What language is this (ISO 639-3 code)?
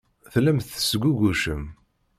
kab